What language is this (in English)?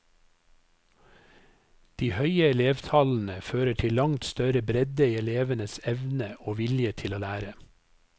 Norwegian